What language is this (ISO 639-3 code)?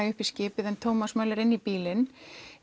isl